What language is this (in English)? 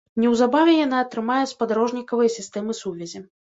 Belarusian